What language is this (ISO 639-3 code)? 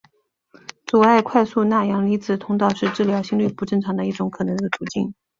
zho